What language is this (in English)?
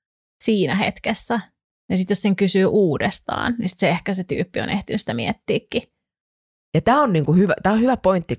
Finnish